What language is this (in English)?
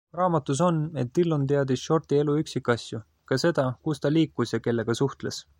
Estonian